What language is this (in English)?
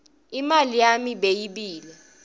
Swati